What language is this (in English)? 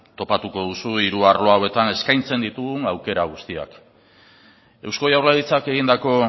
Basque